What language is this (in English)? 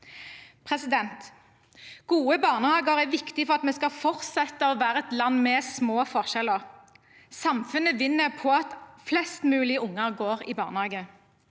Norwegian